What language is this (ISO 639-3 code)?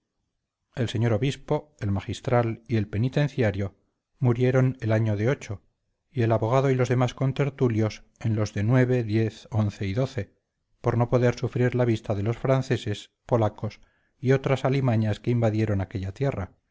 spa